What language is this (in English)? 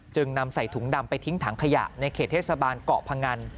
Thai